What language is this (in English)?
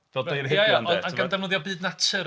Welsh